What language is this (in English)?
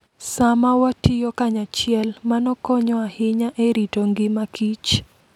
Luo (Kenya and Tanzania)